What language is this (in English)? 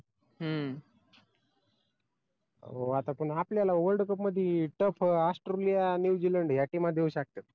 Marathi